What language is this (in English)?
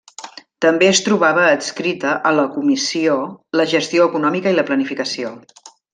Catalan